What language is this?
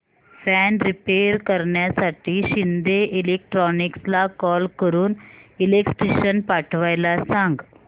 Marathi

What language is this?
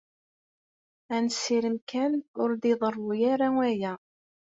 Kabyle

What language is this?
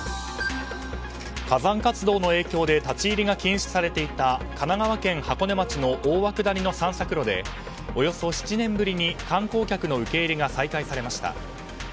Japanese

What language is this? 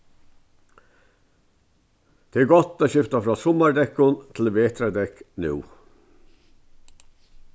Faroese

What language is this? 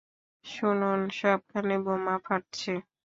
Bangla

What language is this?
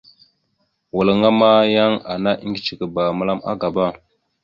Mada (Cameroon)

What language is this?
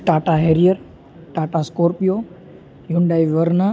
Gujarati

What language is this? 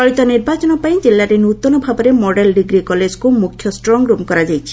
Odia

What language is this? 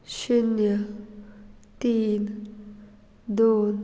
Konkani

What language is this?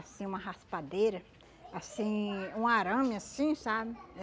Portuguese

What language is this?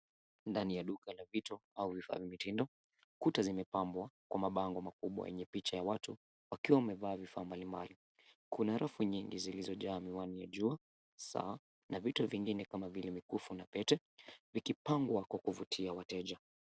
Swahili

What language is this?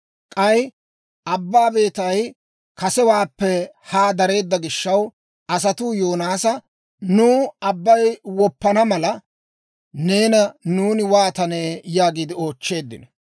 Dawro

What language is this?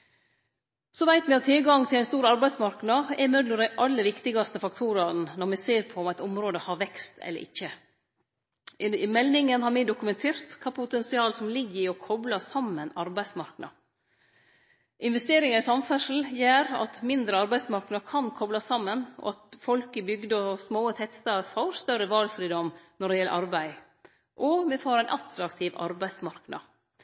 Norwegian Nynorsk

